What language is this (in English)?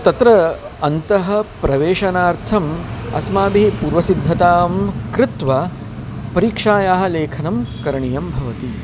Sanskrit